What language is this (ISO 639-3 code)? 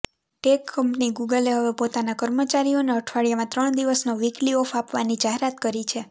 guj